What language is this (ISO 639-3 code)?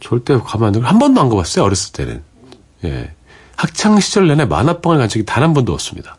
kor